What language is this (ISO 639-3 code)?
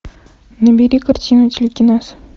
rus